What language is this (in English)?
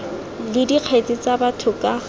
Tswana